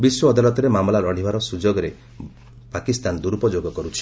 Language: Odia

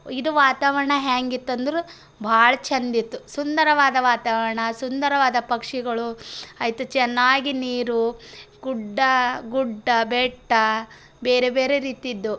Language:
Kannada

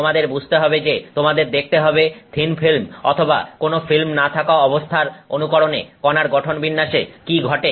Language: Bangla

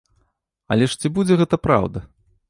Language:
Belarusian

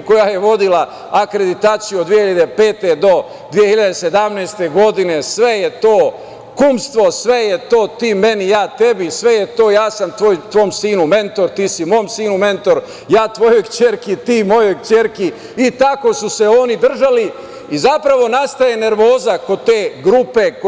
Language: Serbian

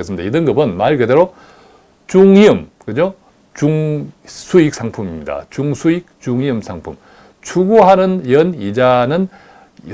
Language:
Korean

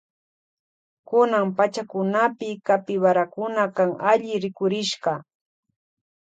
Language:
Loja Highland Quichua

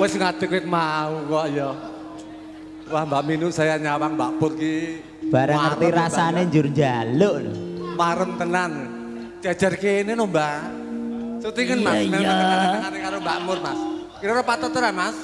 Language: Indonesian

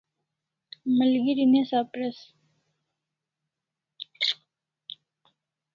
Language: Kalasha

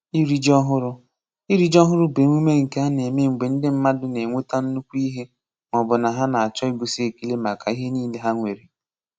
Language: Igbo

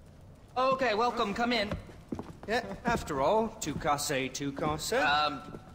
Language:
Greek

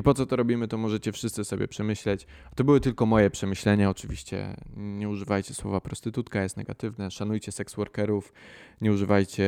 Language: Polish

